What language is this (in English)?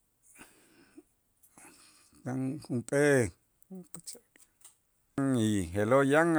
Itzá